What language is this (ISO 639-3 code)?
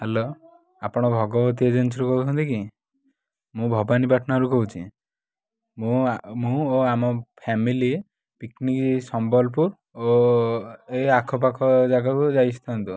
ori